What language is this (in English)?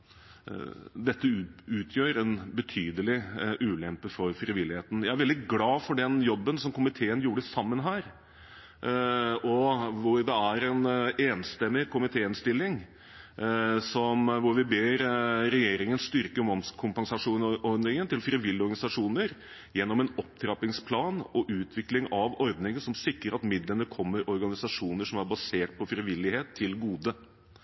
Norwegian Bokmål